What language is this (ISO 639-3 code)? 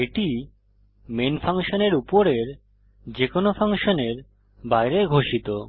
ben